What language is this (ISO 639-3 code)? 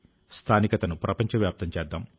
tel